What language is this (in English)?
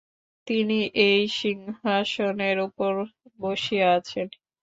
Bangla